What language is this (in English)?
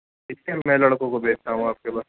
Urdu